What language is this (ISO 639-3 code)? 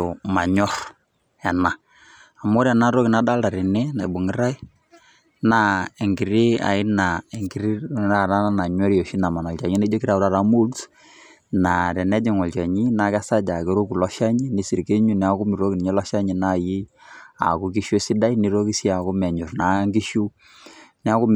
mas